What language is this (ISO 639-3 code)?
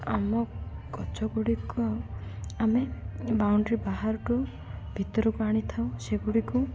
ori